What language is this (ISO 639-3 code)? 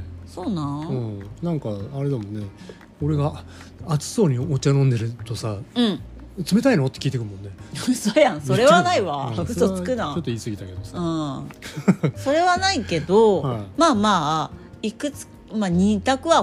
jpn